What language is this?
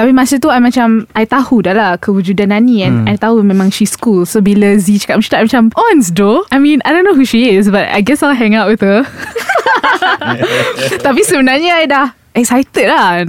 Malay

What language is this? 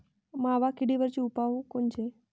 Marathi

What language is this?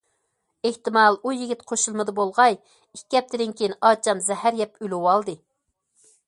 Uyghur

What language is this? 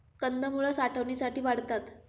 Marathi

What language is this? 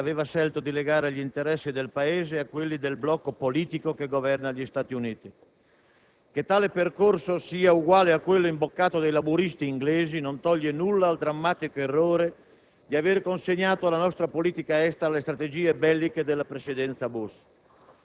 Italian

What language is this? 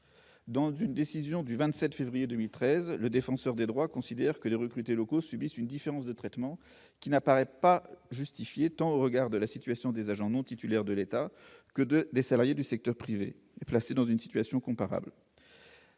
French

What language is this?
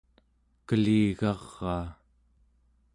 Central Yupik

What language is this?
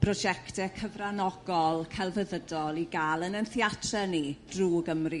Welsh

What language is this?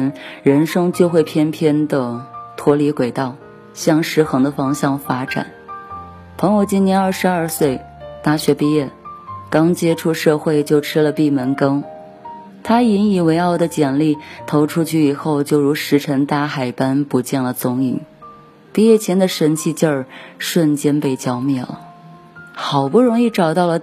Chinese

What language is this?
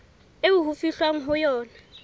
Southern Sotho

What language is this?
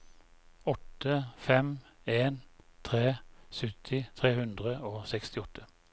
Norwegian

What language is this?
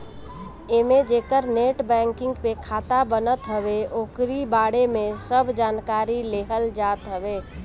Bhojpuri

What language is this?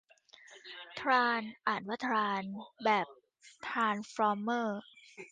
Thai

